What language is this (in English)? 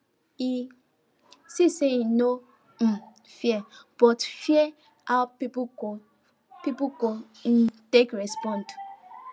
Nigerian Pidgin